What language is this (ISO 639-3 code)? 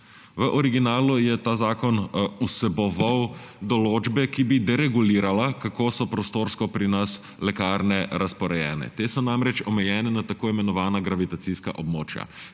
slv